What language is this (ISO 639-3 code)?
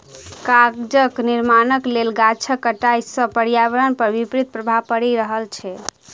mai